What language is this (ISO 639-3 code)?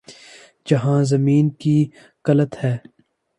urd